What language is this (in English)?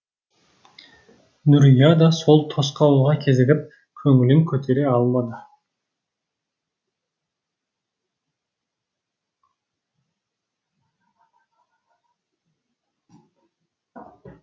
Kazakh